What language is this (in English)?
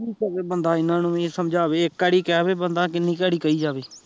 Punjabi